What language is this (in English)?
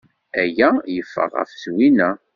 Kabyle